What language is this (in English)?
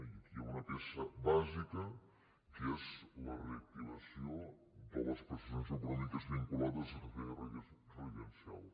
Catalan